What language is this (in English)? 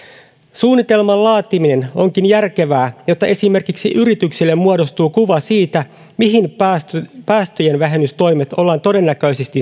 Finnish